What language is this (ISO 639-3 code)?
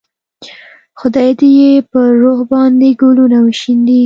pus